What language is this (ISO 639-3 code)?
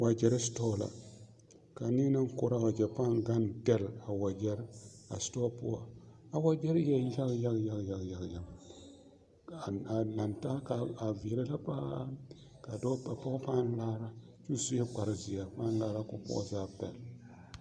dga